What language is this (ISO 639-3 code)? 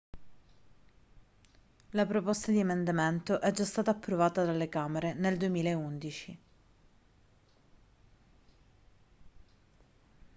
ita